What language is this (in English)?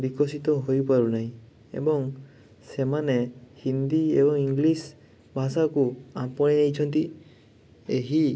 Odia